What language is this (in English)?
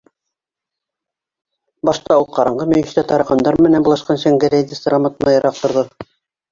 Bashkir